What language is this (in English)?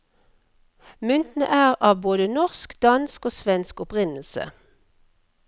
Norwegian